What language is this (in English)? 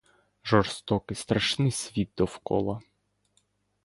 Ukrainian